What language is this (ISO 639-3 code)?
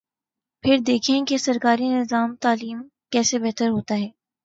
urd